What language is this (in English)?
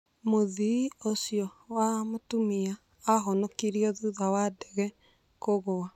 Kikuyu